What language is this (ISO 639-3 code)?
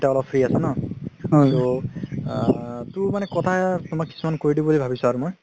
asm